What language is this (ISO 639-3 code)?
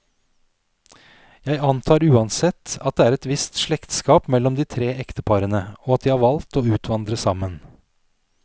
nor